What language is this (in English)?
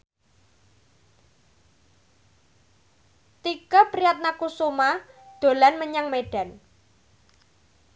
Javanese